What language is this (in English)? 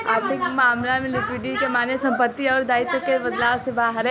Bhojpuri